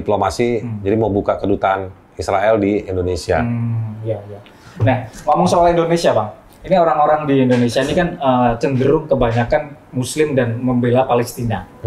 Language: Indonesian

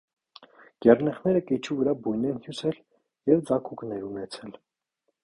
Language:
Armenian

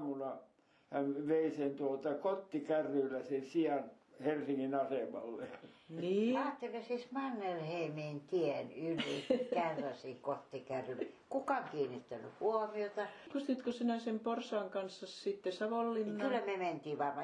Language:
Finnish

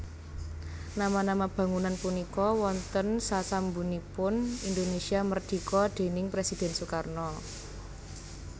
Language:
Javanese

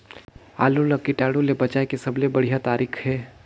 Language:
Chhattisgarhi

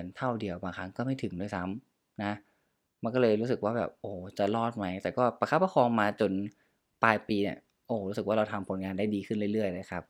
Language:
Thai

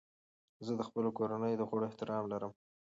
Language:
Pashto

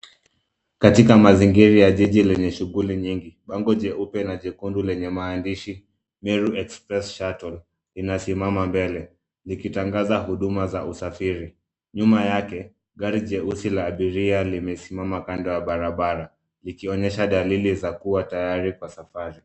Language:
Swahili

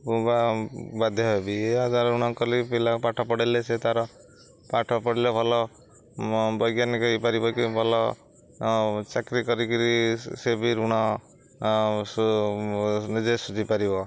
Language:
Odia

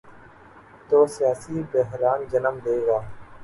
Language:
Urdu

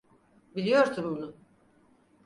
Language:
Turkish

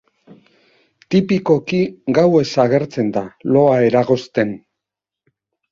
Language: Basque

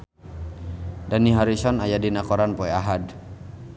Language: Sundanese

